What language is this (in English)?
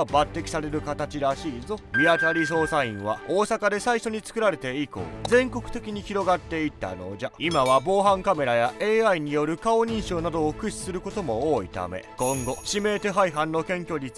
Japanese